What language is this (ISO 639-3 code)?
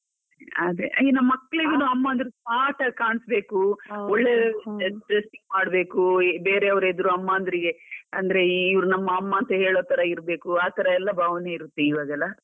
kan